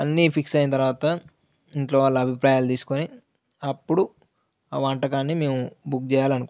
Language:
Telugu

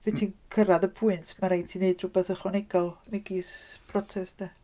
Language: Welsh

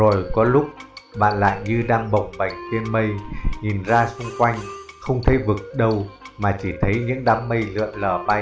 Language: Vietnamese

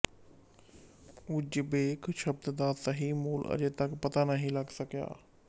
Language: Punjabi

